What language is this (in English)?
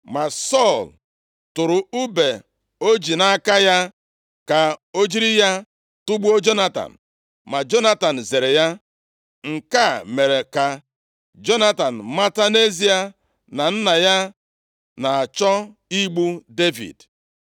Igbo